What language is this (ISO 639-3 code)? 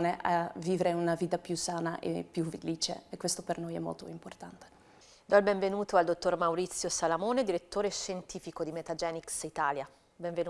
ita